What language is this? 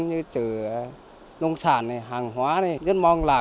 Vietnamese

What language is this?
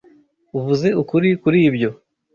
Kinyarwanda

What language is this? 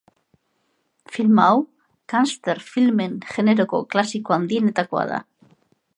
Basque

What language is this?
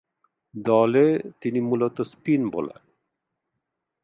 Bangla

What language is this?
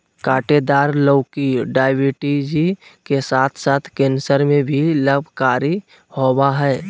Magahi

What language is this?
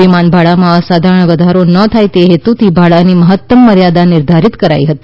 Gujarati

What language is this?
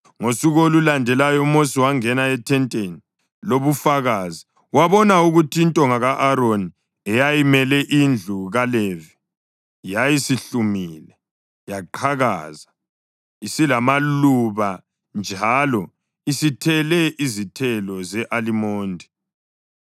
North Ndebele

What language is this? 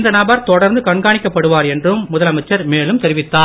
Tamil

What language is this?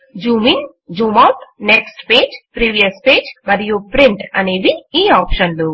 Telugu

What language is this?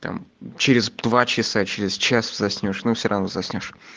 Russian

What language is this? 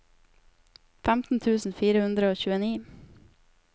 Norwegian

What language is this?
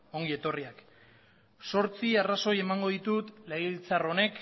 Basque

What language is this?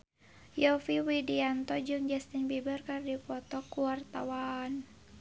Sundanese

